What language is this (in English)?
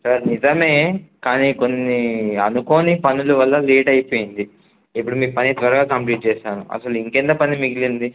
Telugu